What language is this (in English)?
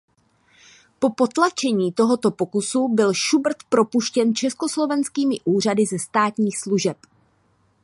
Czech